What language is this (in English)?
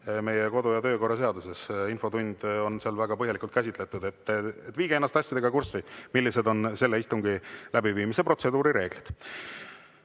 Estonian